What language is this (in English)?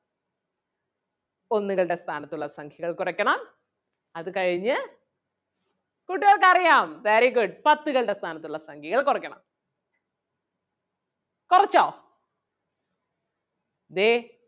Malayalam